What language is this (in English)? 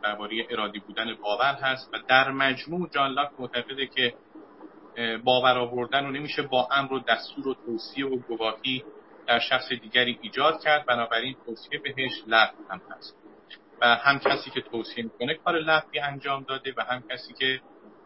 Persian